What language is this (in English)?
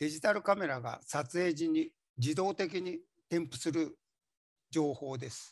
Japanese